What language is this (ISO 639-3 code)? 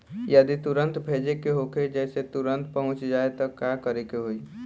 bho